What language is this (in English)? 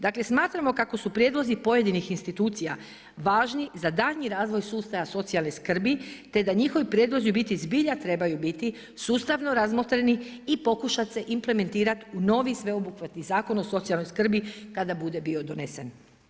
Croatian